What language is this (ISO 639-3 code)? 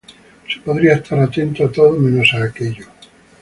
spa